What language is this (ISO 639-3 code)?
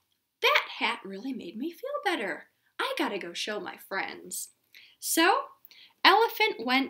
eng